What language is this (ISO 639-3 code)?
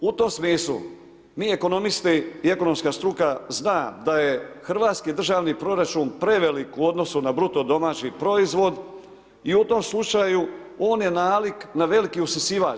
hrv